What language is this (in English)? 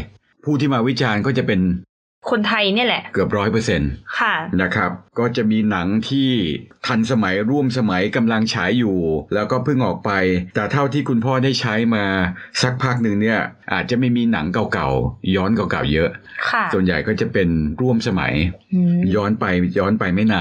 Thai